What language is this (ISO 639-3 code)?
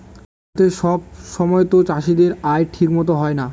ben